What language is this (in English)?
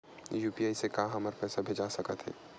Chhattisgarhi